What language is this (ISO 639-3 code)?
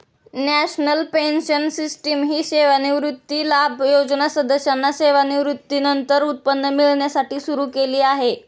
mar